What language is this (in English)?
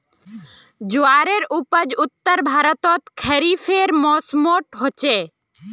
Magahi